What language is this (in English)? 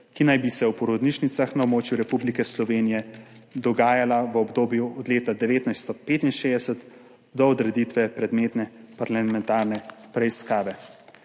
Slovenian